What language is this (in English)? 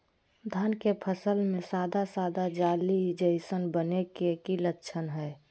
Magahi